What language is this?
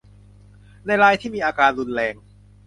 Thai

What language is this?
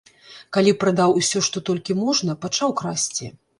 Belarusian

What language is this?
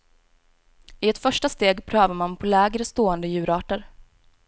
Swedish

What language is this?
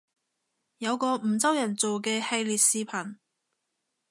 Cantonese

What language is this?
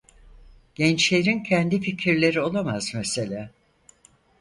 Turkish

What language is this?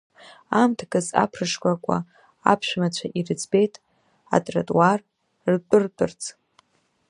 Abkhazian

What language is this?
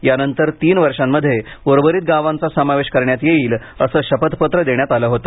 Marathi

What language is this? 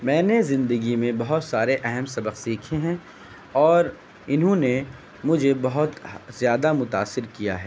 Urdu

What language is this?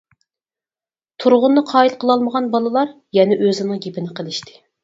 Uyghur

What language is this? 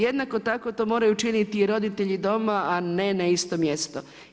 Croatian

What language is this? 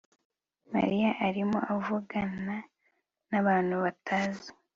Kinyarwanda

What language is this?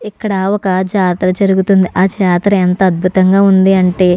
Telugu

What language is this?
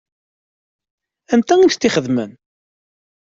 Kabyle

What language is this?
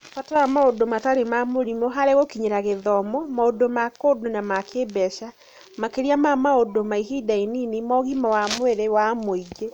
Kikuyu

